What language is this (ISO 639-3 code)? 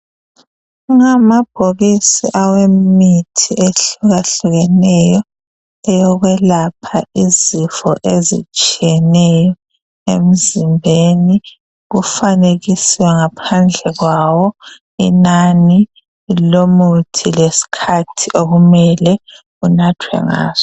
nde